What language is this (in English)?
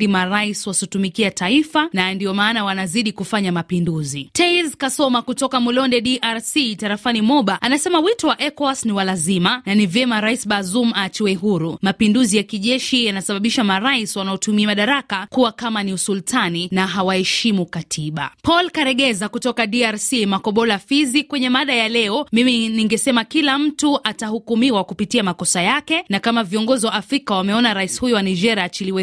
Swahili